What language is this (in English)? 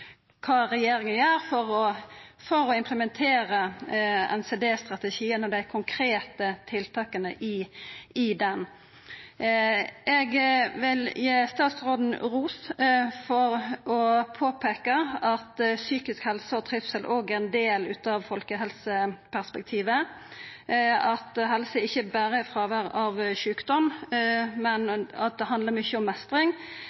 Norwegian Nynorsk